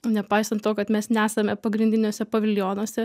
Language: Lithuanian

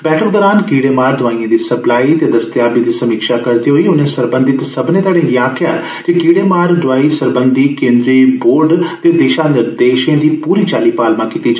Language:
Dogri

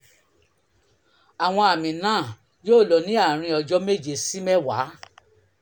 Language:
Yoruba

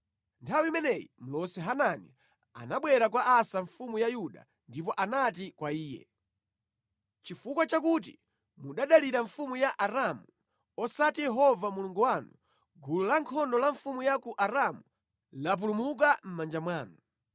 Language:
Nyanja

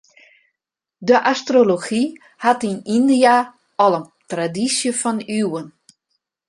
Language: Western Frisian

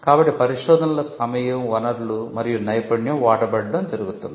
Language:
Telugu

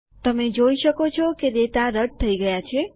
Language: Gujarati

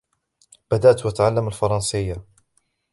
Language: Arabic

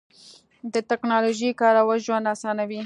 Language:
Pashto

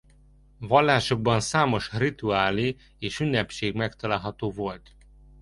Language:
Hungarian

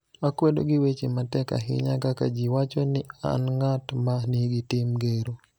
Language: Luo (Kenya and Tanzania)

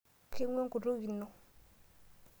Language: Masai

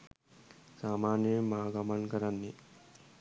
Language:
Sinhala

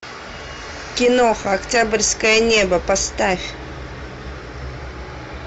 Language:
Russian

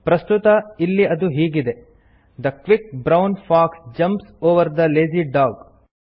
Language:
Kannada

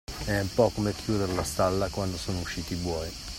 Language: Italian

